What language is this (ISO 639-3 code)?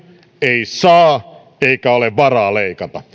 fin